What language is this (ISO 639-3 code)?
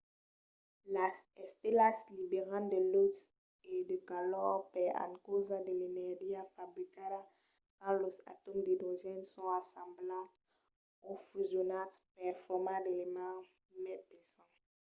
oci